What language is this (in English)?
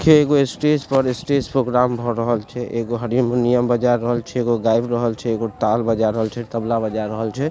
Maithili